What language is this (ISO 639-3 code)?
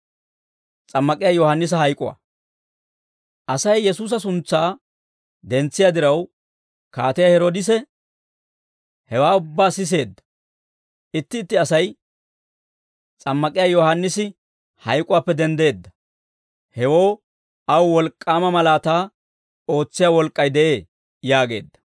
dwr